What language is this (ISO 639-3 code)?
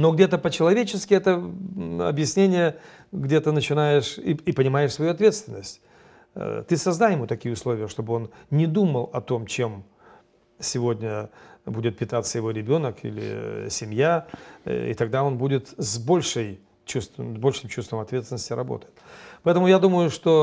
rus